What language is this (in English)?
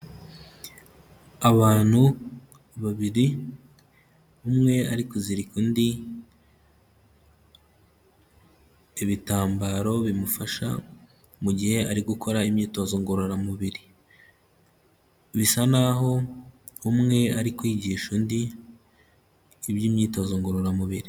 Kinyarwanda